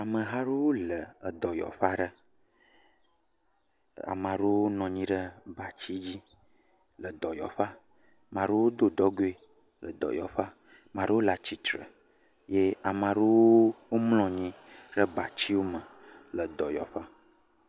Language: Ewe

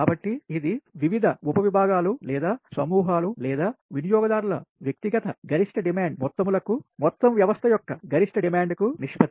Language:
Telugu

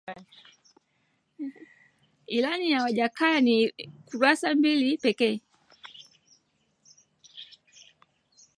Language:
Swahili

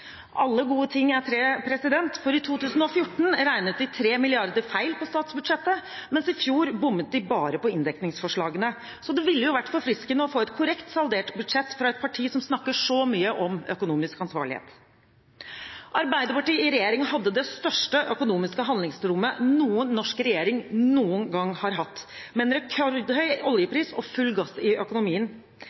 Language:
Norwegian Bokmål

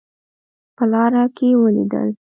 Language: Pashto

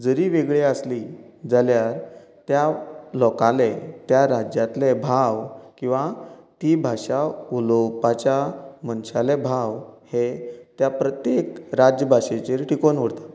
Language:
Konkani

